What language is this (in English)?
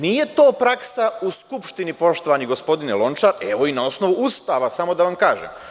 Serbian